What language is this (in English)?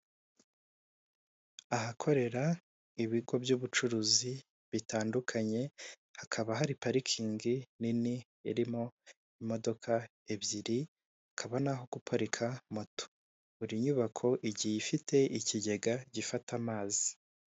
Kinyarwanda